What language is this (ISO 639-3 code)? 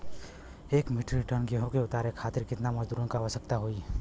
bho